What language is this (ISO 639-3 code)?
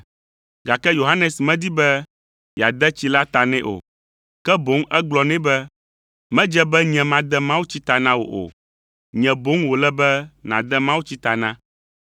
ewe